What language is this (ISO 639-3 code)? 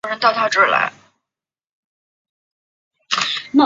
zho